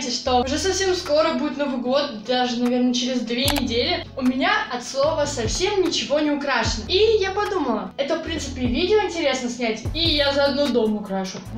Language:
Russian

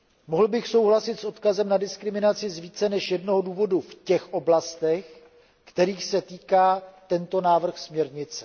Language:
Czech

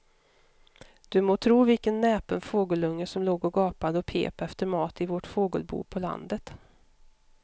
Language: Swedish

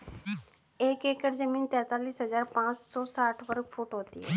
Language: Hindi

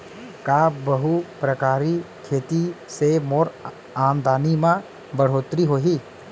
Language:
Chhattisgarhi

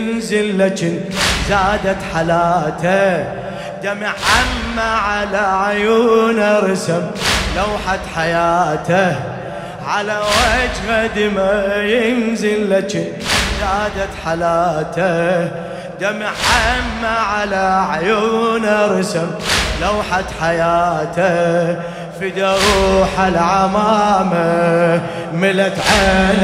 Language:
Arabic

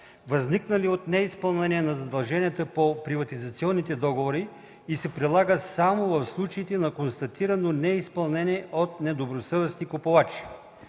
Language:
Bulgarian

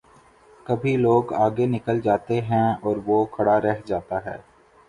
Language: Urdu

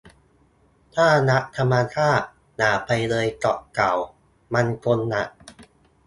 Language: Thai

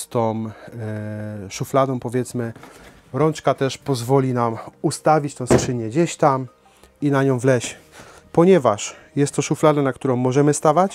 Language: Polish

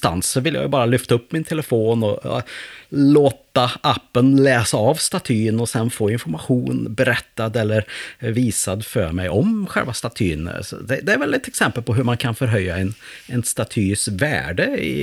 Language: Swedish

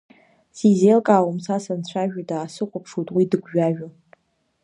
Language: Abkhazian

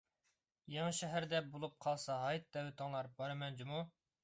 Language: Uyghur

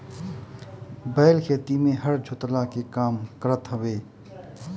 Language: Bhojpuri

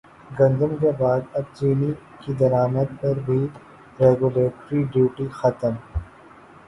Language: Urdu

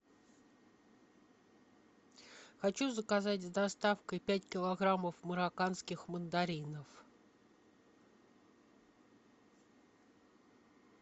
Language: Russian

